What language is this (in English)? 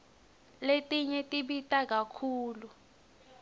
Swati